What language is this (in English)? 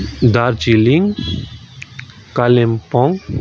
Nepali